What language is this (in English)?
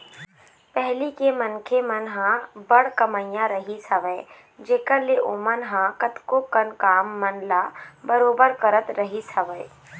Chhattisgarhi